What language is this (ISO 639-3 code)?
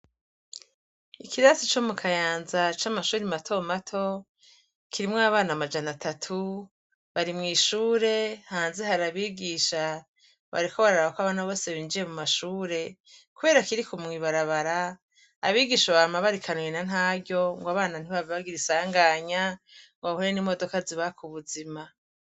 run